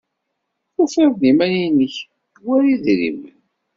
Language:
Kabyle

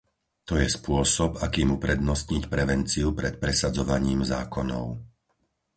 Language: Slovak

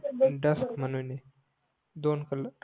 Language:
Marathi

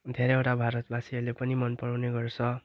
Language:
Nepali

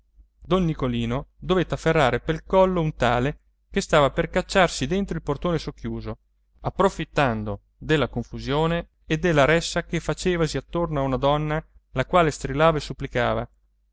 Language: Italian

